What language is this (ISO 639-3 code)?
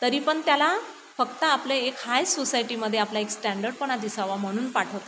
mar